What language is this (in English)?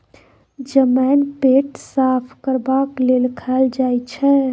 Maithili